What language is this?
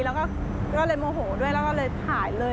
Thai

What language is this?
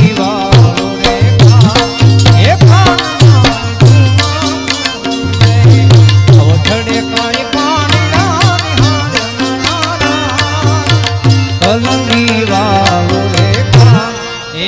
Arabic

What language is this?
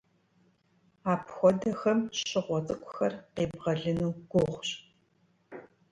Kabardian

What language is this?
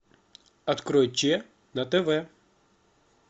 Russian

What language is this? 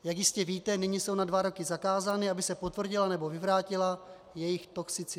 Czech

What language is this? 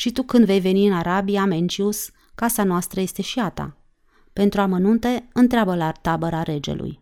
Romanian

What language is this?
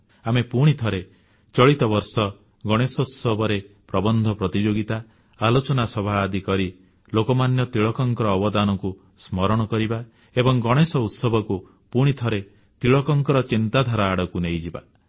Odia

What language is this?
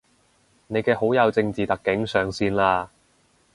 Cantonese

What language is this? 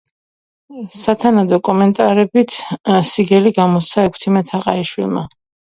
Georgian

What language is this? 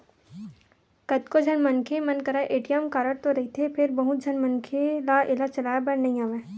Chhattisgarhi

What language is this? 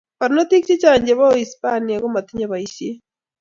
Kalenjin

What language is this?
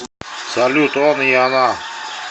Russian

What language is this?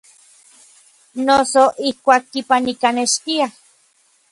Orizaba Nahuatl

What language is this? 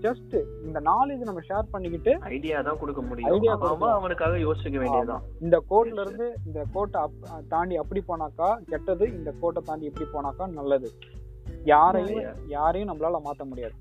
Tamil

